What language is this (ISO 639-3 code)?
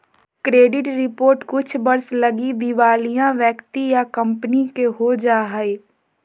mag